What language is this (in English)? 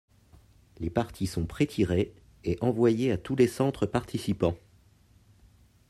French